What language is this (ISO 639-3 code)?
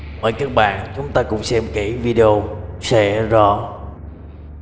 vie